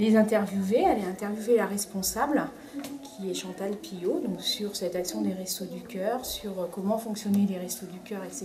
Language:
French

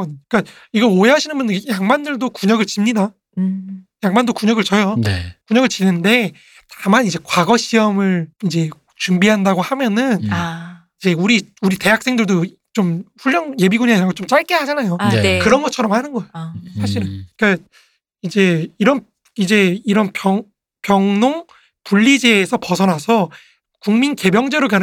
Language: Korean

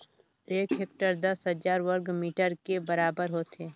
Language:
Chhattisgarhi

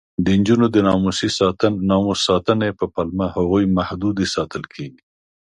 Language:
Pashto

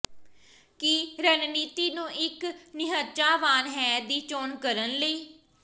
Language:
Punjabi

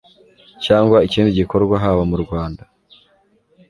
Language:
Kinyarwanda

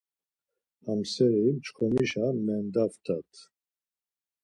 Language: Laz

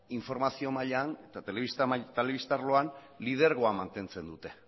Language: Basque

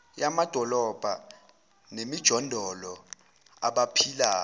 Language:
Zulu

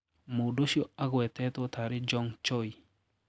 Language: Kikuyu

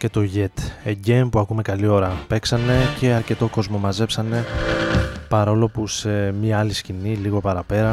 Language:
Greek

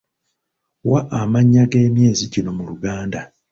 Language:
Ganda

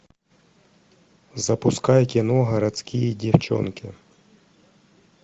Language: Russian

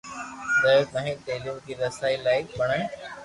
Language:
Loarki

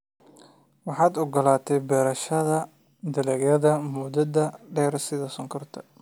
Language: Somali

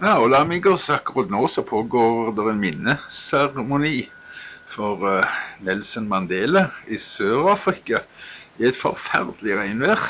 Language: Norwegian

